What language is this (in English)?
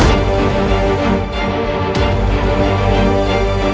Indonesian